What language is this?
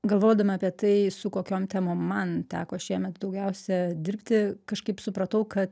Lithuanian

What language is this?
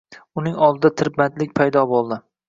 Uzbek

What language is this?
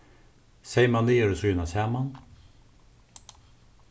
Faroese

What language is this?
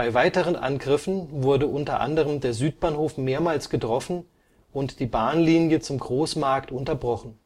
German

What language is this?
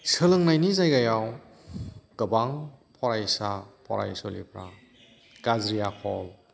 Bodo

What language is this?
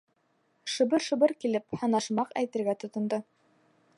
Bashkir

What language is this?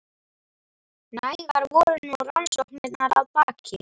Icelandic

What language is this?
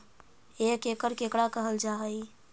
Magahi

